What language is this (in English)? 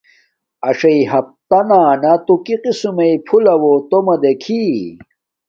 Domaaki